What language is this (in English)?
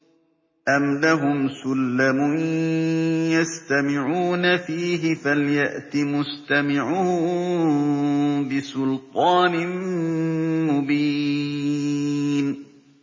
Arabic